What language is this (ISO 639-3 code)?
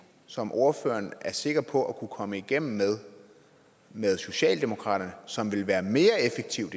dan